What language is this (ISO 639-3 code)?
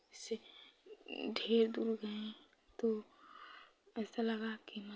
hin